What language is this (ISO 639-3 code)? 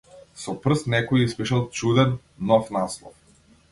mkd